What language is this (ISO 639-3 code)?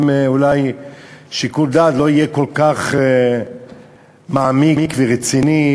heb